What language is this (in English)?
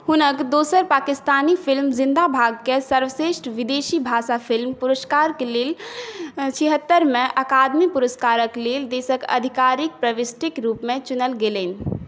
Maithili